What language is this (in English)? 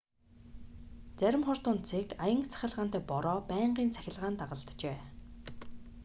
Mongolian